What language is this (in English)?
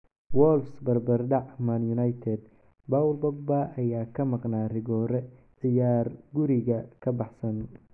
Somali